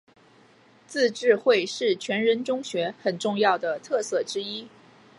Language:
Chinese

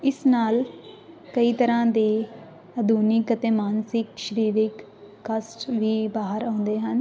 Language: Punjabi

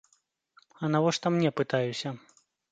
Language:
Belarusian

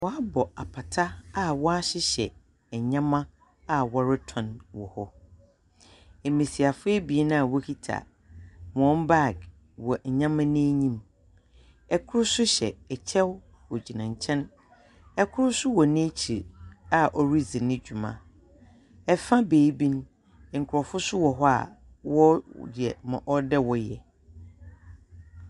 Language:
Akan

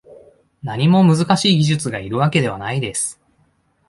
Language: Japanese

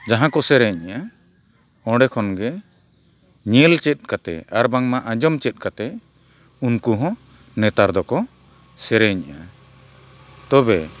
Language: Santali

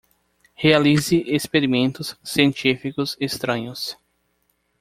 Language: Portuguese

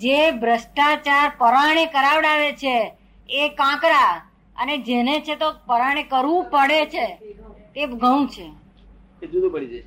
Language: Gujarati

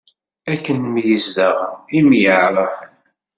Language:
Kabyle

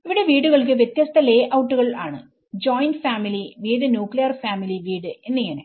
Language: Malayalam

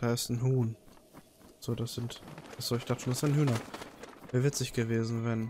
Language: German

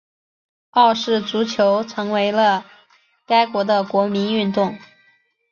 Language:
Chinese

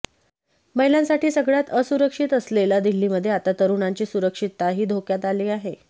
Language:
Marathi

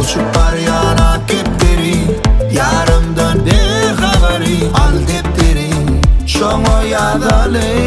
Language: Turkish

